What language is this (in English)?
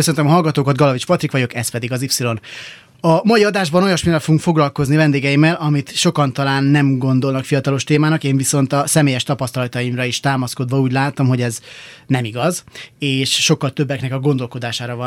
Hungarian